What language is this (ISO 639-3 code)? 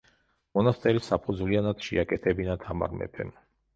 kat